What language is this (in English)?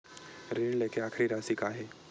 Chhattisgarhi